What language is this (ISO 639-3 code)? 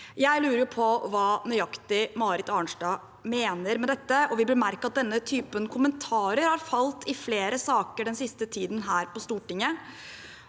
nor